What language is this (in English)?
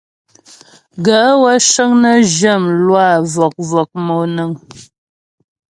Ghomala